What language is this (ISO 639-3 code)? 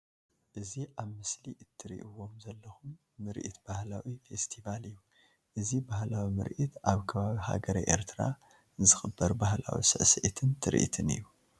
tir